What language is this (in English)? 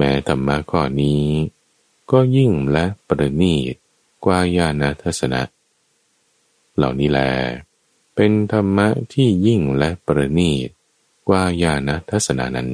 Thai